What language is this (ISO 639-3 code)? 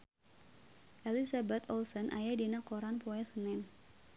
sun